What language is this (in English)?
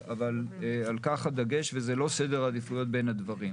Hebrew